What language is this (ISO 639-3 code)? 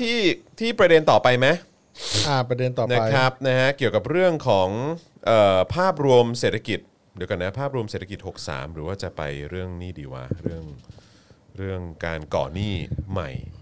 tha